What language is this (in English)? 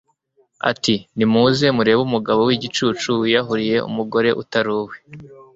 Kinyarwanda